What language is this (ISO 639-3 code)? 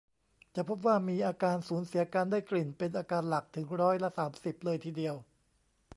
tha